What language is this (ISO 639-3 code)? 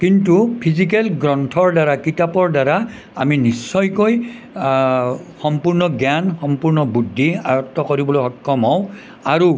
asm